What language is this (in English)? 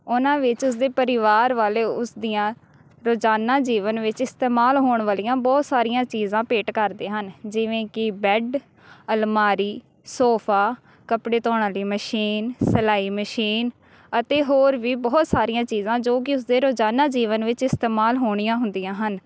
Punjabi